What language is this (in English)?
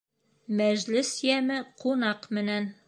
Bashkir